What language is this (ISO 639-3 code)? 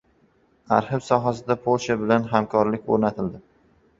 uzb